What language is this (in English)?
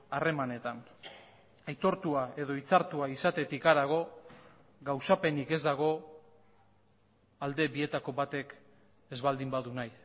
Basque